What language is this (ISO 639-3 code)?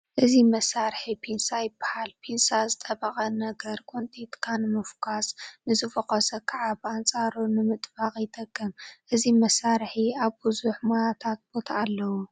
tir